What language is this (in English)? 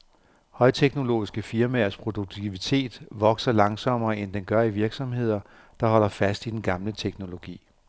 Danish